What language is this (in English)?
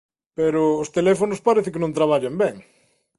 Galician